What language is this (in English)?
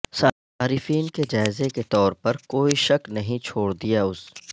Urdu